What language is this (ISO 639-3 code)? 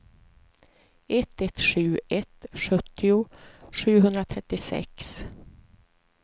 swe